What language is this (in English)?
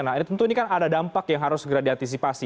Indonesian